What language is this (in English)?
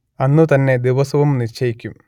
Malayalam